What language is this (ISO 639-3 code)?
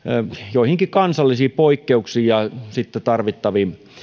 fin